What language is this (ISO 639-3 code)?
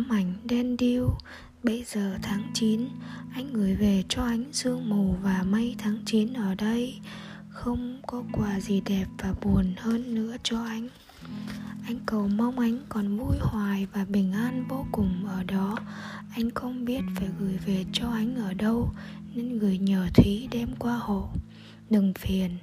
vie